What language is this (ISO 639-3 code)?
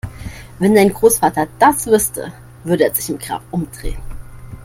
deu